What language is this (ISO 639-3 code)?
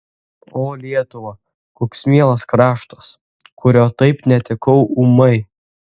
lit